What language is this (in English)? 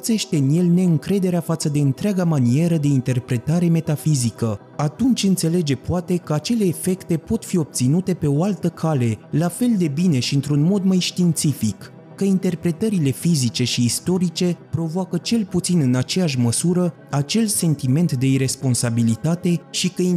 Romanian